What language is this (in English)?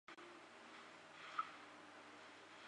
Chinese